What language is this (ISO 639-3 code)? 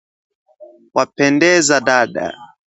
swa